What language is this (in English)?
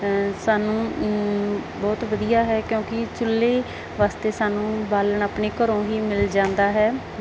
Punjabi